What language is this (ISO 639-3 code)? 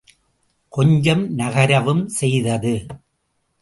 tam